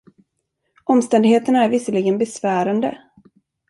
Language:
Swedish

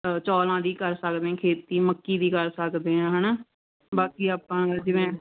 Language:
Punjabi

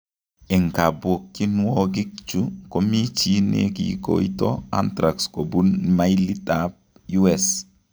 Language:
Kalenjin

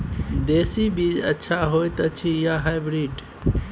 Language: Maithili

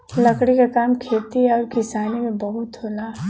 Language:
Bhojpuri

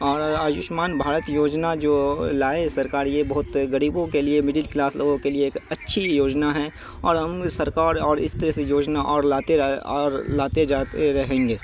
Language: Urdu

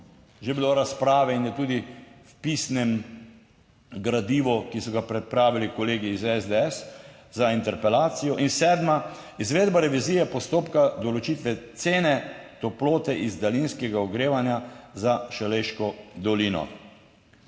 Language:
Slovenian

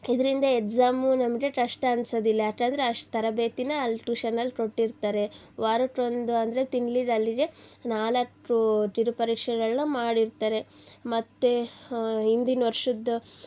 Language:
Kannada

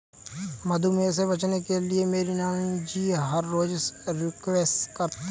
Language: Hindi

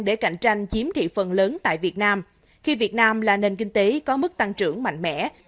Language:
Vietnamese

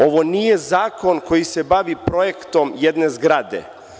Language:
Serbian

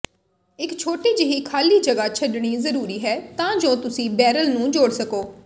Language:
Punjabi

